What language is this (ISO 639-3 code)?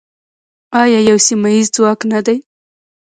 pus